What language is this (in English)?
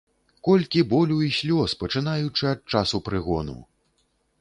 Belarusian